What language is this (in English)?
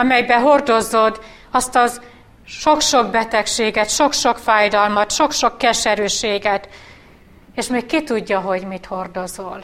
Hungarian